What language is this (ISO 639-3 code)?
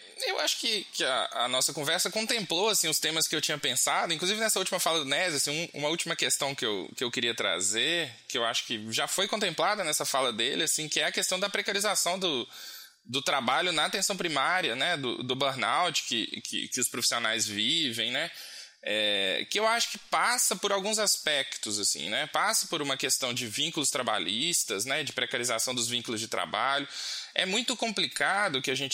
por